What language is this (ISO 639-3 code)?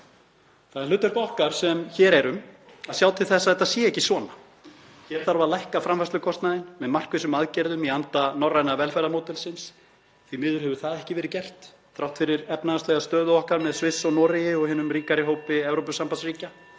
isl